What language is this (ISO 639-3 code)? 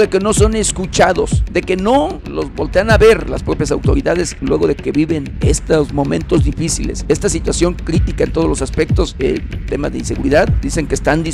spa